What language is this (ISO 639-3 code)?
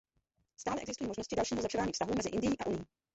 ces